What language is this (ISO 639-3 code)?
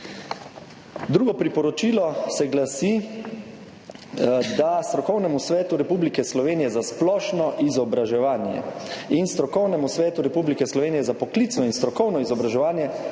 slv